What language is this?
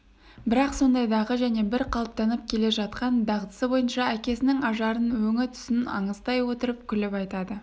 Kazakh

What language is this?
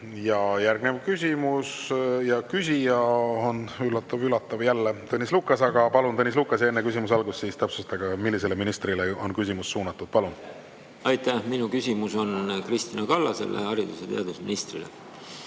Estonian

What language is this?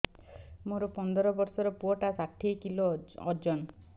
Odia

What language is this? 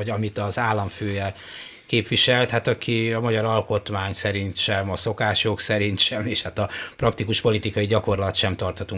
Hungarian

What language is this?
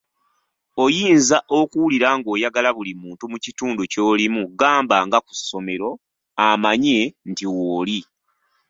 Ganda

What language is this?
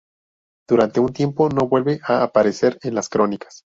Spanish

